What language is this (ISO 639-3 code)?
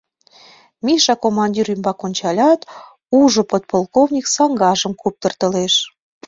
chm